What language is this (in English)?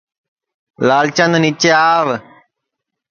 Sansi